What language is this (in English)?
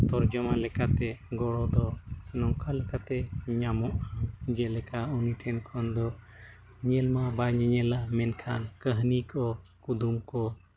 Santali